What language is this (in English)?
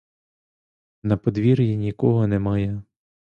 Ukrainian